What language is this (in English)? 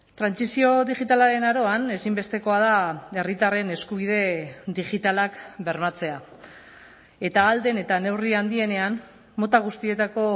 Basque